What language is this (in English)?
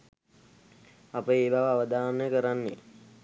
Sinhala